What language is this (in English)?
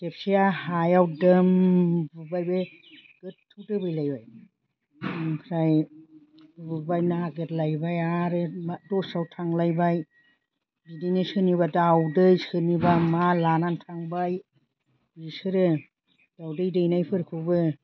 Bodo